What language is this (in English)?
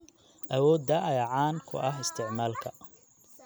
Somali